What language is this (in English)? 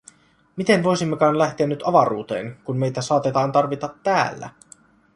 Finnish